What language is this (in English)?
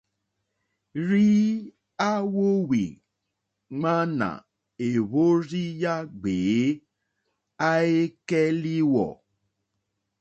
Mokpwe